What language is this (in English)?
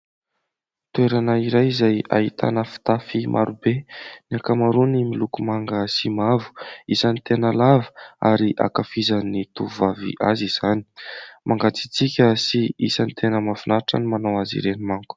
Malagasy